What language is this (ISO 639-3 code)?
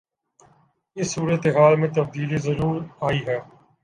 urd